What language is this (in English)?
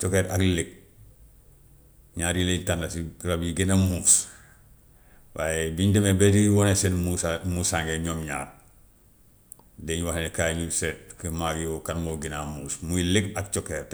Gambian Wolof